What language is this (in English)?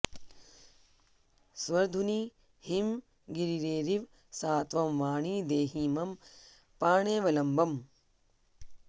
Sanskrit